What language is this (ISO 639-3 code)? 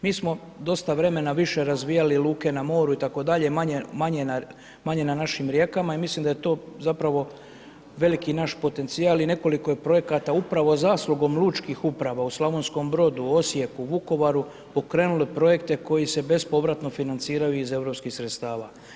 hrv